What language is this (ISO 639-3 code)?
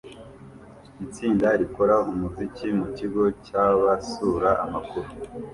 kin